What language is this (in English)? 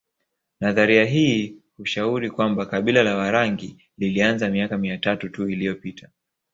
Swahili